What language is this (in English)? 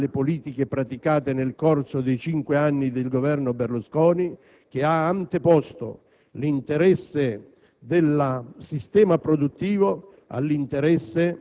Italian